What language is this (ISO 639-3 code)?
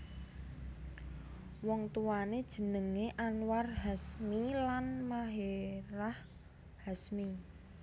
jav